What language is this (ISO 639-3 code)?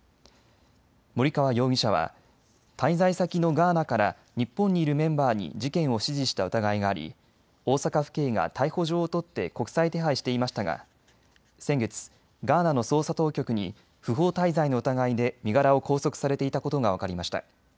jpn